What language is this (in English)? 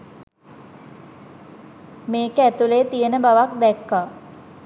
Sinhala